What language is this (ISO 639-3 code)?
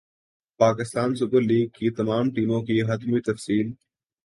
urd